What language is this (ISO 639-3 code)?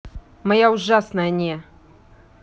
rus